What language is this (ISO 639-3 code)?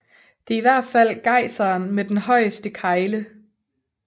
dan